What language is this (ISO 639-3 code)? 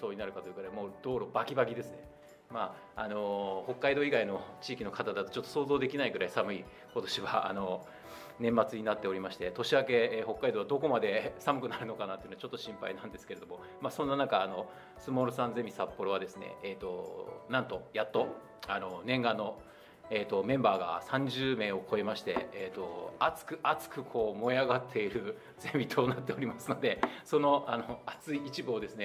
jpn